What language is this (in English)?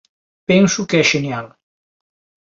Galician